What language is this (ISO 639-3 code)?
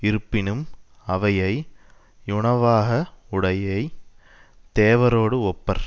tam